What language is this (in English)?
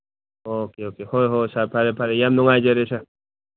Manipuri